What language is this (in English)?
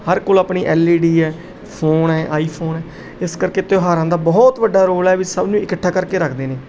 Punjabi